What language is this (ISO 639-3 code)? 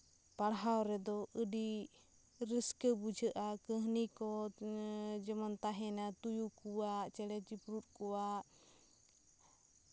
sat